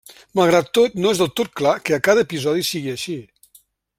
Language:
Catalan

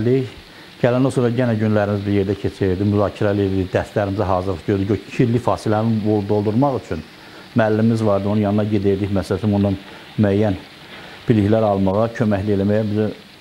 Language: Turkish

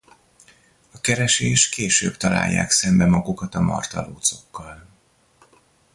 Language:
Hungarian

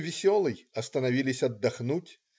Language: Russian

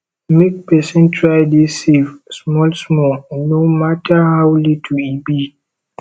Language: Nigerian Pidgin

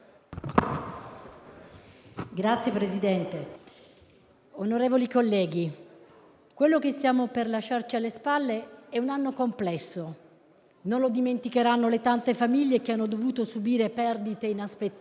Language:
Italian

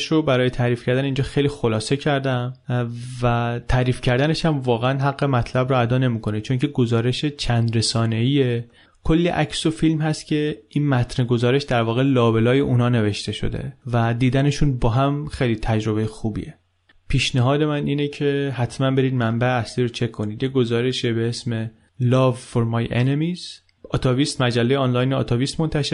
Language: Persian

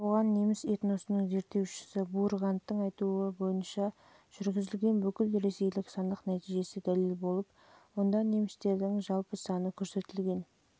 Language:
Kazakh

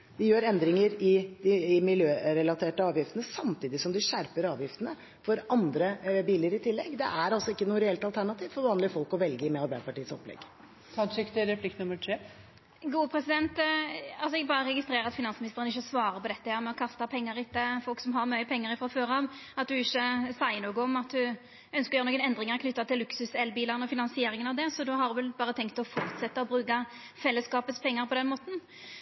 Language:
Norwegian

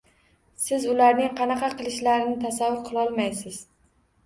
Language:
Uzbek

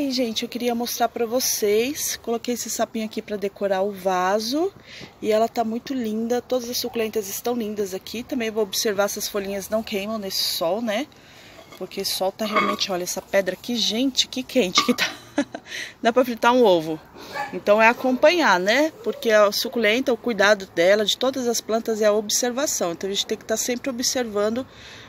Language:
Portuguese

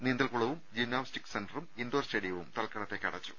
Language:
Malayalam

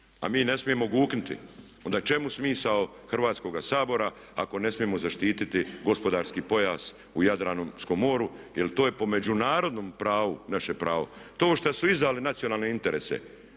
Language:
Croatian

